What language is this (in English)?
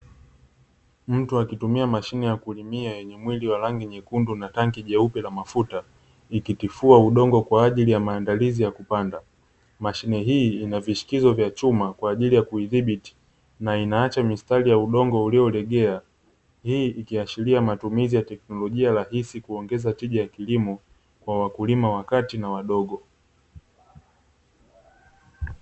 Swahili